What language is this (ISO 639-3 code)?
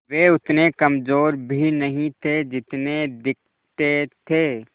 hin